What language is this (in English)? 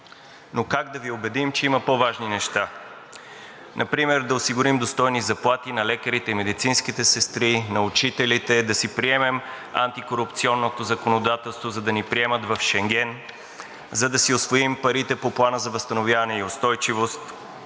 Bulgarian